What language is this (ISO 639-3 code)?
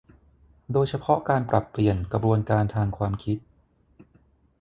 tha